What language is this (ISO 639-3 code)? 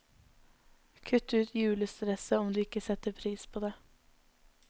nor